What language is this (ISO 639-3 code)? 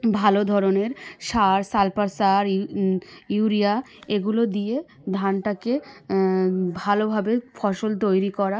ben